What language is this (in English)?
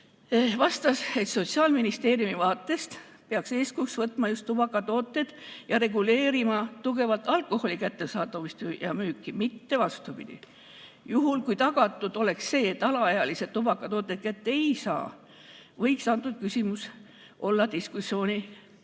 Estonian